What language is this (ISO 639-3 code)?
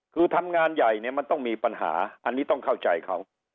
tha